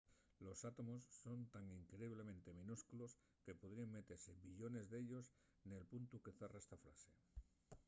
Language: Asturian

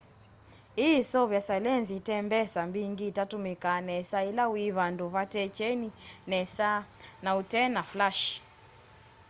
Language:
Kamba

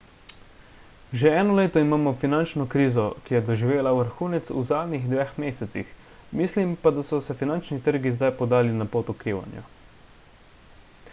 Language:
Slovenian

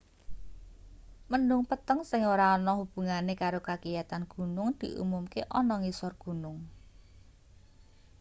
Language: Javanese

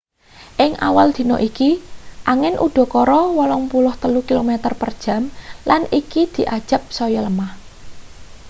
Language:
Javanese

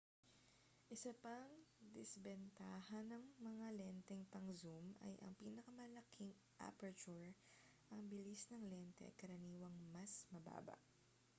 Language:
Filipino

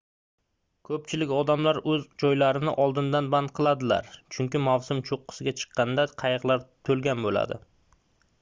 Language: Uzbek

